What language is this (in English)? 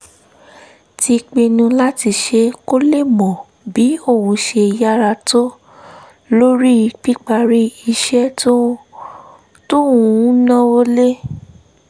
Yoruba